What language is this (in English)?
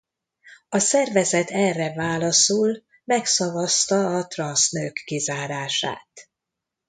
Hungarian